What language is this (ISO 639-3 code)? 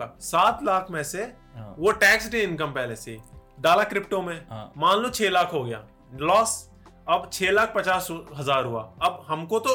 hin